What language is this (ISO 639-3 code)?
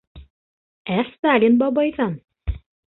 bak